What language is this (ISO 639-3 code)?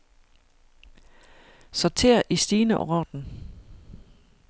dan